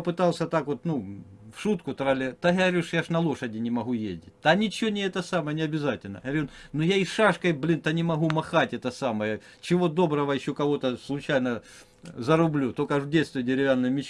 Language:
Russian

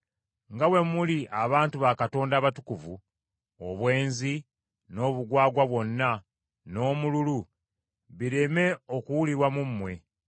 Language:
Ganda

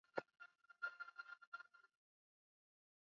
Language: Swahili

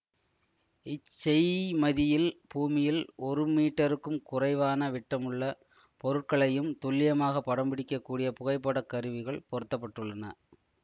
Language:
Tamil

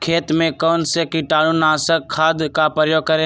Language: Magahi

